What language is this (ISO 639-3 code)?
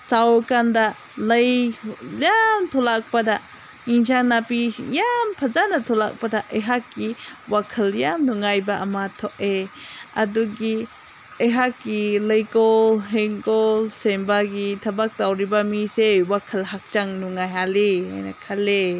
mni